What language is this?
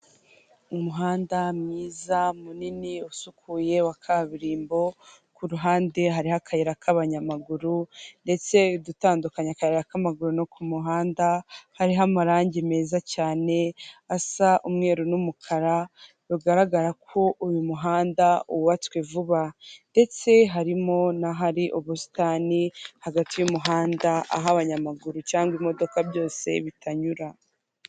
Kinyarwanda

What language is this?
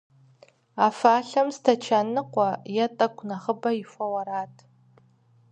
Kabardian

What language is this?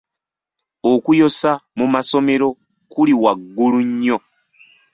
Ganda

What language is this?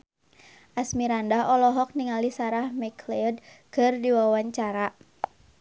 Sundanese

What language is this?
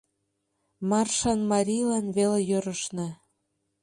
Mari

